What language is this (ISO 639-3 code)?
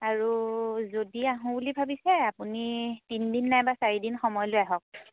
asm